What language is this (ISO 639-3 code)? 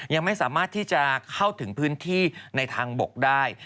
tha